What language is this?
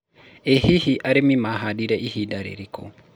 Kikuyu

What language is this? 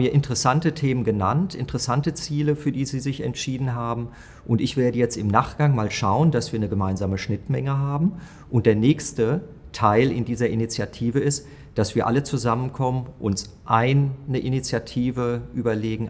German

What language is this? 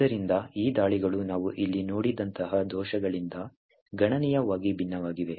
Kannada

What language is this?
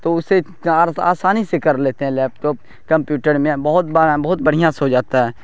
Urdu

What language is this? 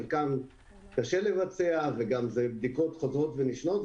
Hebrew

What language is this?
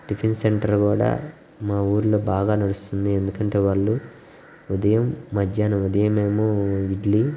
Telugu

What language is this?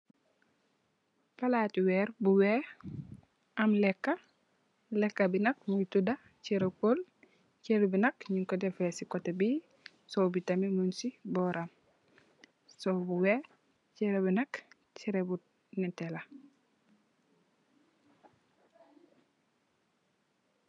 Wolof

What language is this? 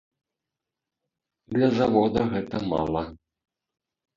Belarusian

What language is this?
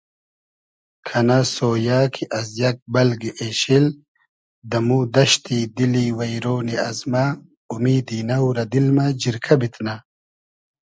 Hazaragi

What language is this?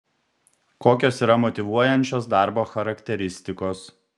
Lithuanian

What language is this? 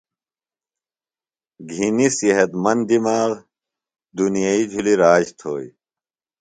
Phalura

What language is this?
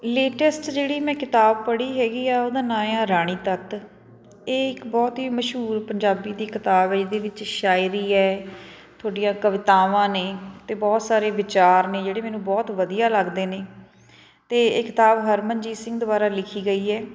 Punjabi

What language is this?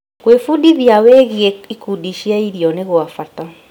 Kikuyu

